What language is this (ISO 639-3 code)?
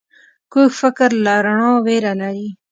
pus